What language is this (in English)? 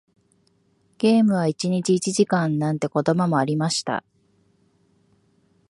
Japanese